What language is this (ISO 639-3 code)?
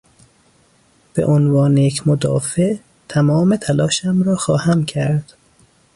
fas